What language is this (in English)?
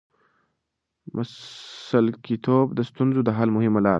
Pashto